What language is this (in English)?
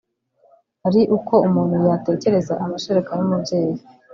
Kinyarwanda